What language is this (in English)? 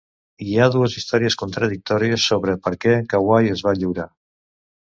Catalan